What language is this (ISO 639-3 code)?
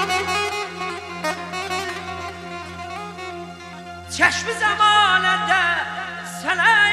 ara